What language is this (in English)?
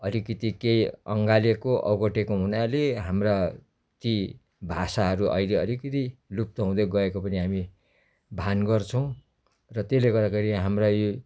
Nepali